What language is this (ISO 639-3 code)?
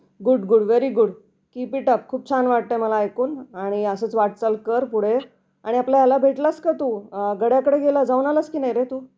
mar